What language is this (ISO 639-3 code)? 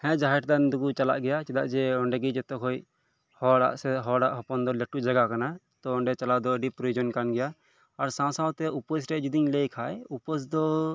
sat